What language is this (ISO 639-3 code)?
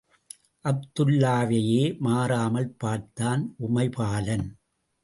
tam